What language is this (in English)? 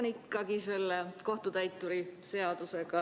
Estonian